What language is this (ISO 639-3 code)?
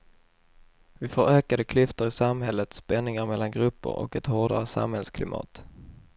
swe